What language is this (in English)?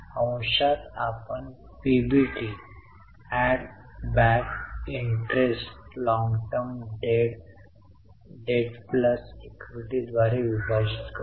Marathi